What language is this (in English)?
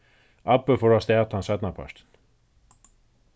Faroese